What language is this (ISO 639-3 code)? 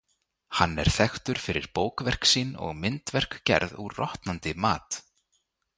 isl